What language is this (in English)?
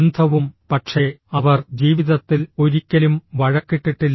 Malayalam